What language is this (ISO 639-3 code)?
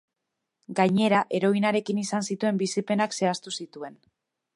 eus